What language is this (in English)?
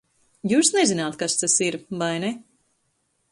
Latvian